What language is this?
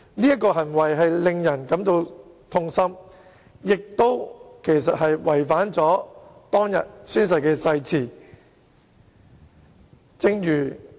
Cantonese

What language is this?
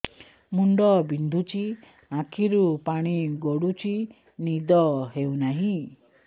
Odia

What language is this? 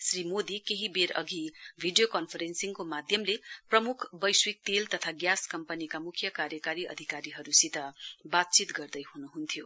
Nepali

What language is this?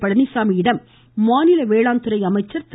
Tamil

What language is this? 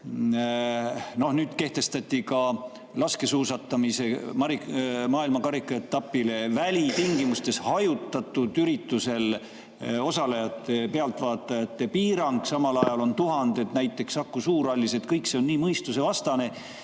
Estonian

